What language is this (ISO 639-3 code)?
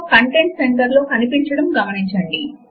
tel